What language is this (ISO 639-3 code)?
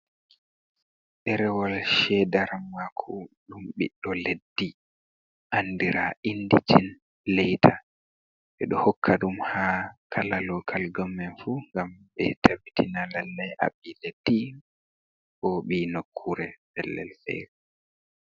ful